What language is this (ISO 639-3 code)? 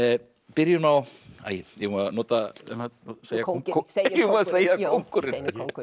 isl